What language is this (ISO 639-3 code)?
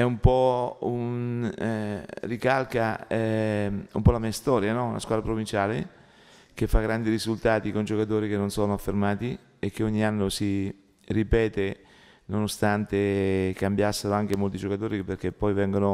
ita